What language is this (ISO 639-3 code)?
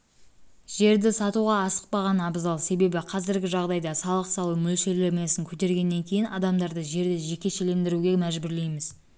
kaz